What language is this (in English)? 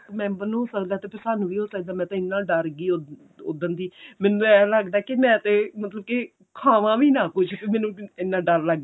Punjabi